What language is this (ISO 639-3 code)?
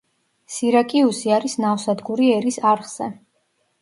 kat